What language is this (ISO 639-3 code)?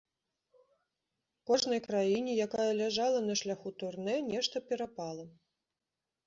bel